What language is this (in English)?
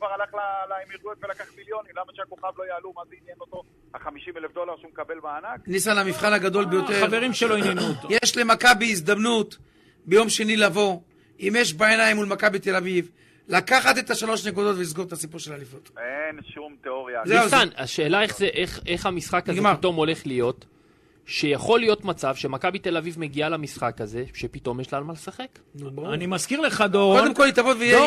Hebrew